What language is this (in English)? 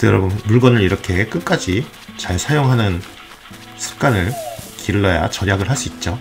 Korean